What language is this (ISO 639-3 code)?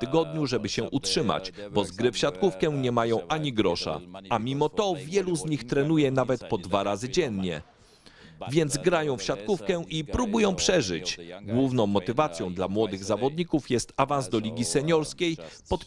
pol